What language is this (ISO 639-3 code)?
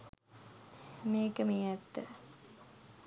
sin